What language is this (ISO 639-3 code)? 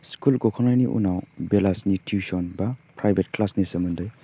brx